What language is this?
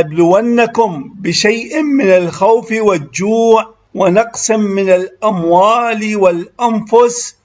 Arabic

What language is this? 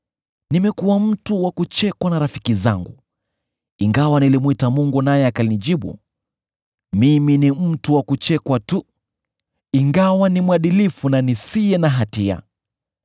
Swahili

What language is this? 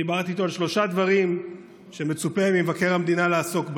Hebrew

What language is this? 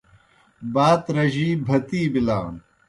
Kohistani Shina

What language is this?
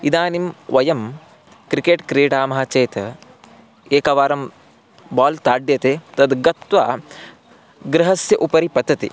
Sanskrit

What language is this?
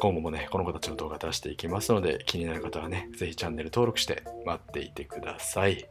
Japanese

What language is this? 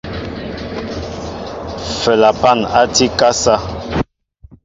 Mbo (Cameroon)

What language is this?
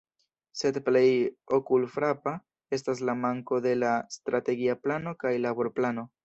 Esperanto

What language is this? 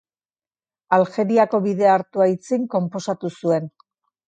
Basque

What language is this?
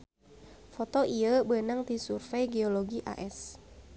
Sundanese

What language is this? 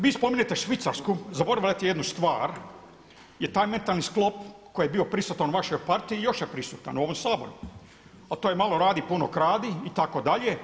Croatian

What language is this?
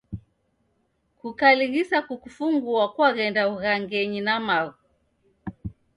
Taita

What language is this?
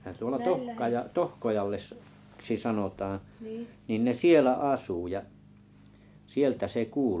Finnish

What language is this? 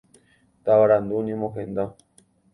Guarani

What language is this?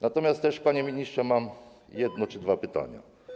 Polish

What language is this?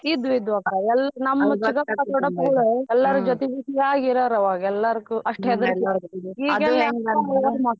Kannada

